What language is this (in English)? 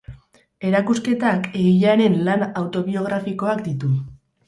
Basque